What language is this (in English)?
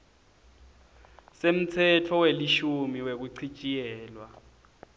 Swati